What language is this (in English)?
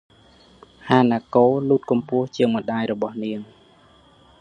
Khmer